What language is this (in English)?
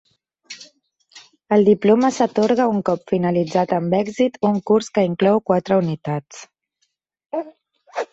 Catalan